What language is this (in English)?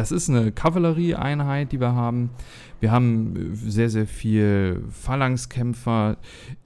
German